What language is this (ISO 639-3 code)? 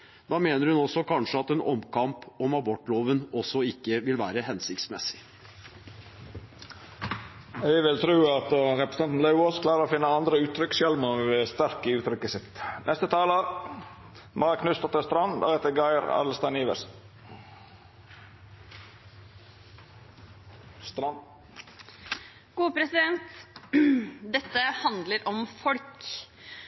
nor